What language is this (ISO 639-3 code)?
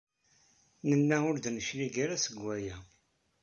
kab